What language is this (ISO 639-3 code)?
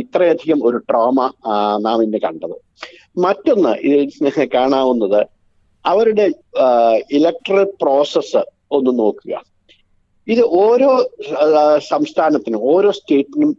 mal